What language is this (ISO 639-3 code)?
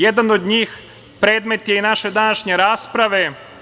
srp